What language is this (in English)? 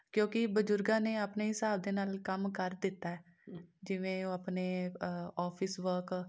Punjabi